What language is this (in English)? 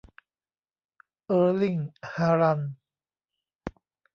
Thai